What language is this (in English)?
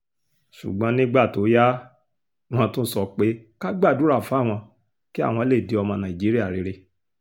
Yoruba